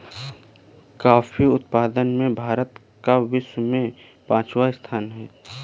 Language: Hindi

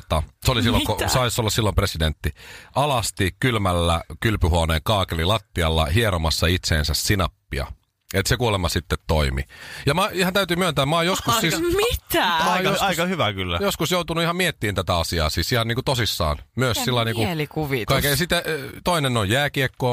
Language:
Finnish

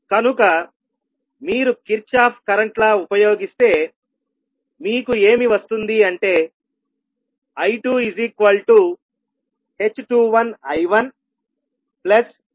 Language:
Telugu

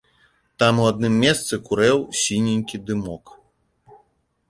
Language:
Belarusian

